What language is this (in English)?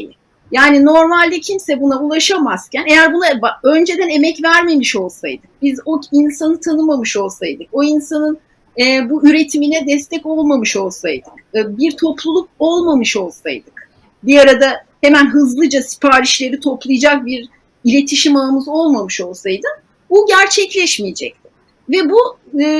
Turkish